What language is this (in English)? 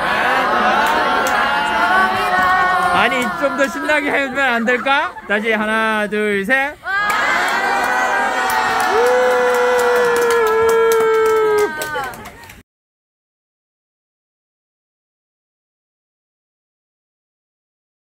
Korean